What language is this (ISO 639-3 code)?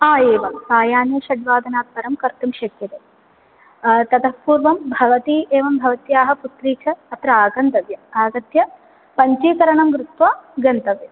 san